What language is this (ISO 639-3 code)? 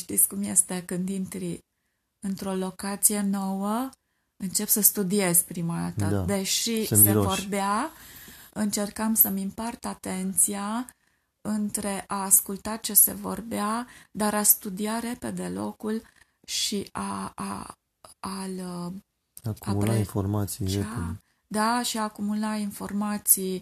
ron